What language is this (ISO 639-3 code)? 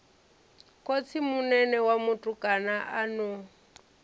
ven